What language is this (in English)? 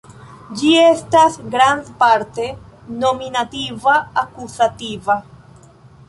Esperanto